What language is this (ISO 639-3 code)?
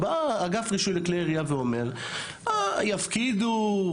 heb